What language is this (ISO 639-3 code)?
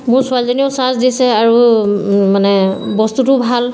asm